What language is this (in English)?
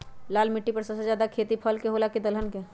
Magahi